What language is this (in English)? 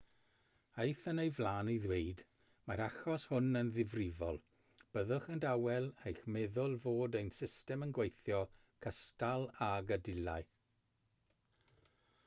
Welsh